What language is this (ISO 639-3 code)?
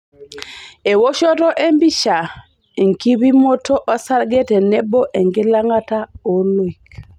mas